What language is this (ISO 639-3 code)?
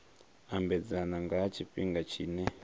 ven